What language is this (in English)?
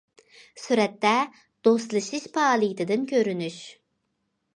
Uyghur